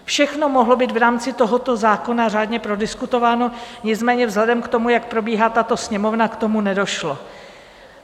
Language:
Czech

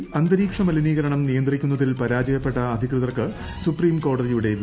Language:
Malayalam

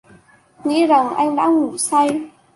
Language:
Vietnamese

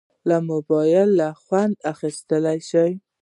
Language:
Pashto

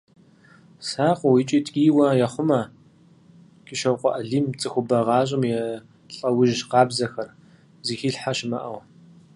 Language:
Kabardian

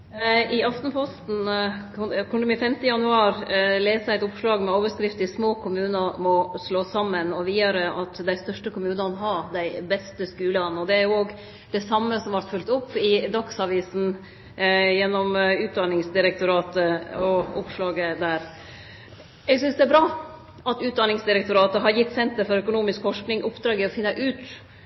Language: Norwegian Nynorsk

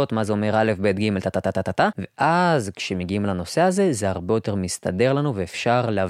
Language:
Hebrew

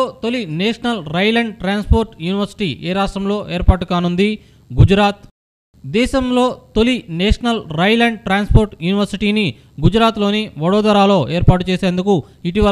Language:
Telugu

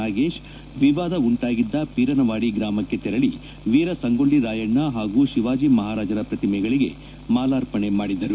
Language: Kannada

